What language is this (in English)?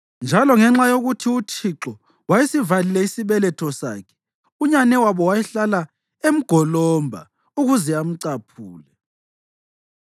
North Ndebele